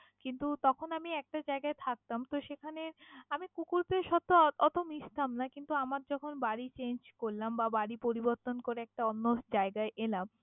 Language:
Bangla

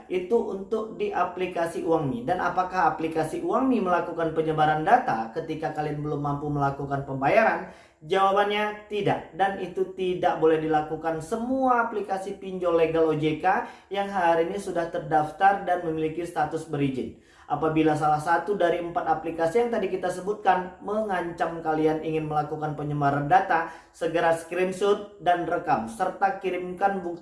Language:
Indonesian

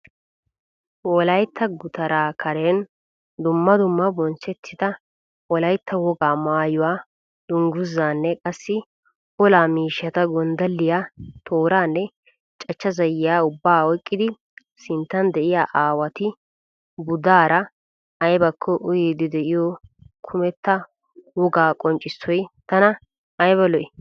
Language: Wolaytta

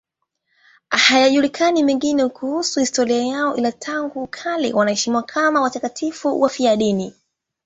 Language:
Swahili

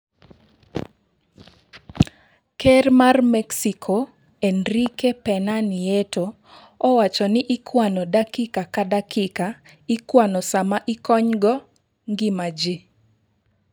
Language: Luo (Kenya and Tanzania)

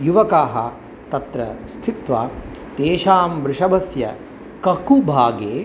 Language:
Sanskrit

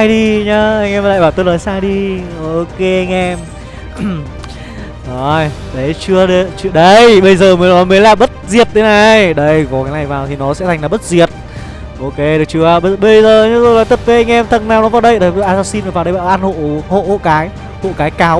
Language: Vietnamese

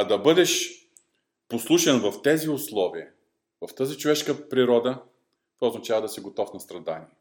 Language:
Bulgarian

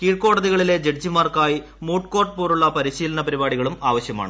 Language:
Malayalam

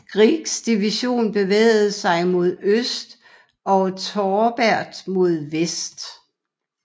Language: Danish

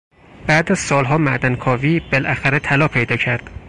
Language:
Persian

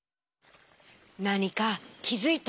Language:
Japanese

